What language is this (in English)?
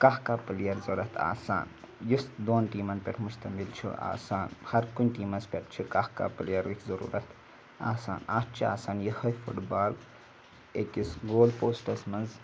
Kashmiri